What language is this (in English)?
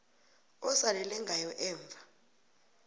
South Ndebele